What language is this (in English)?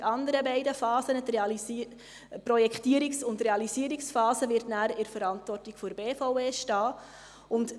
Swiss German